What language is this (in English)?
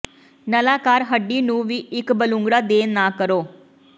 Punjabi